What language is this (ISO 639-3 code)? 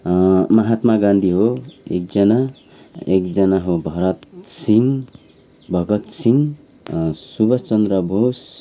nep